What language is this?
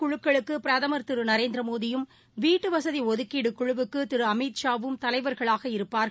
Tamil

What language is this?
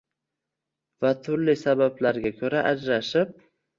Uzbek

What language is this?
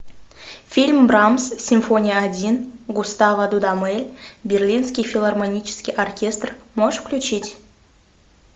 Russian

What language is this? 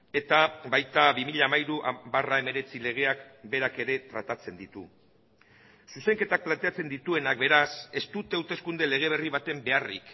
Basque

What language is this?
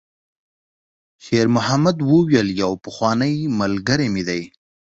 Pashto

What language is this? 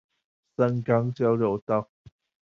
Chinese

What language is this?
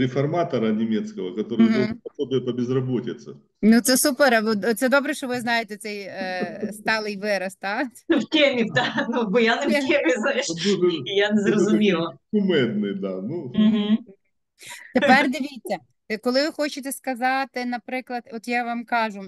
Ukrainian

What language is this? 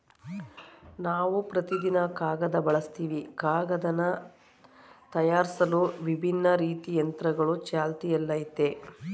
Kannada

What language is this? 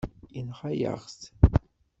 Kabyle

